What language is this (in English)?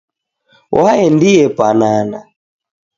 Taita